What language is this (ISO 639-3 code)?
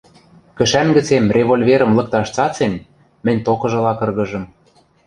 mrj